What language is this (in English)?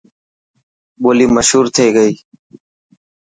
Dhatki